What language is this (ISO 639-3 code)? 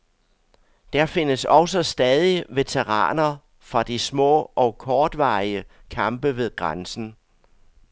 dan